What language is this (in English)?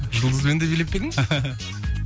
Kazakh